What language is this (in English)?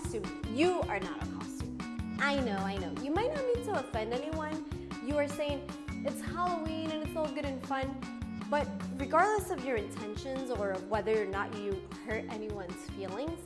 English